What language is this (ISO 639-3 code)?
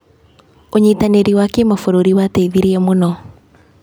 kik